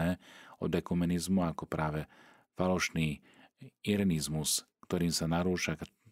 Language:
Slovak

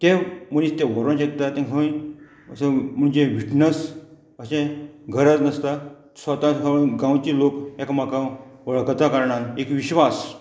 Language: Konkani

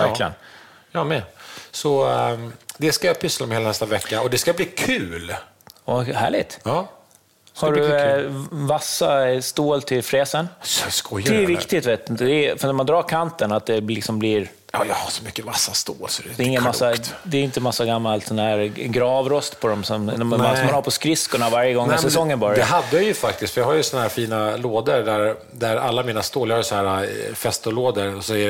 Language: Swedish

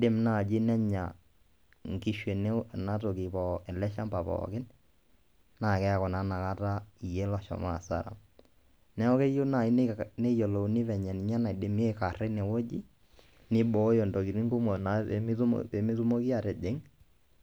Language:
Masai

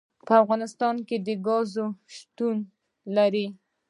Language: Pashto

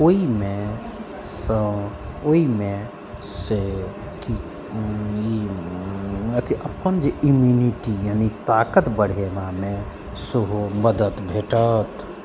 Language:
Maithili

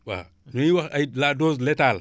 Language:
Wolof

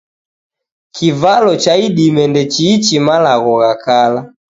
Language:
Taita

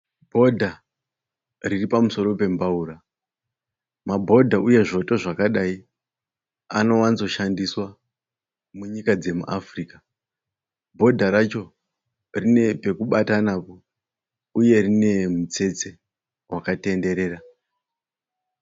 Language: Shona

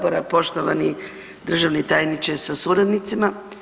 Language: Croatian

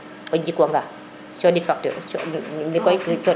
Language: Serer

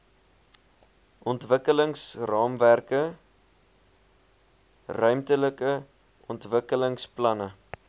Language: Afrikaans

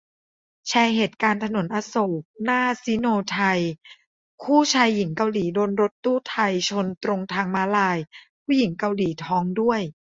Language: Thai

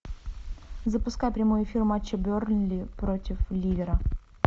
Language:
Russian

